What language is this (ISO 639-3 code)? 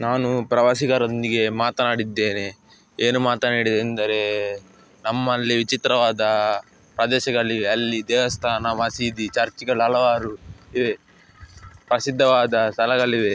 kan